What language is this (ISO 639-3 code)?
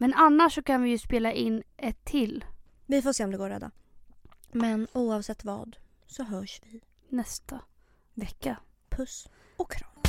swe